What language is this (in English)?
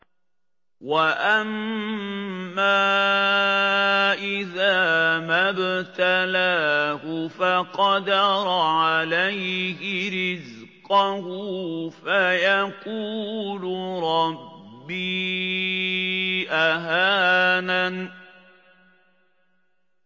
Arabic